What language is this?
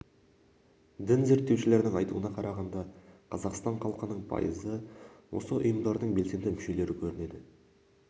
Kazakh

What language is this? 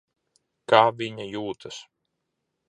Latvian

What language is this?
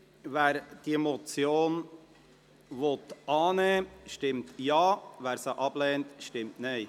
Swiss German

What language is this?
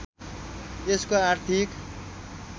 Nepali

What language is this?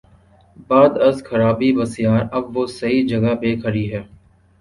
Urdu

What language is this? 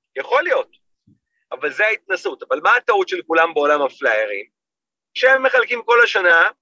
Hebrew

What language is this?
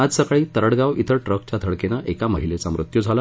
Marathi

